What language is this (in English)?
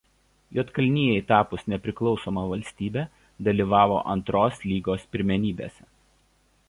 Lithuanian